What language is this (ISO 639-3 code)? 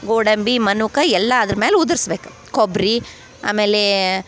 kan